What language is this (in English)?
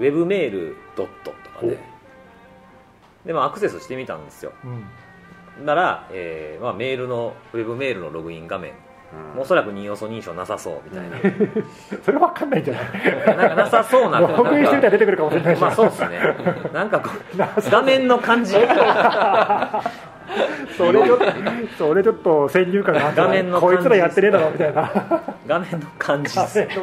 Japanese